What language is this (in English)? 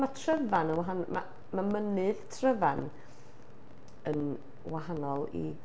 Welsh